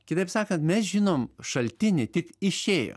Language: Lithuanian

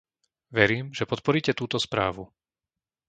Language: Slovak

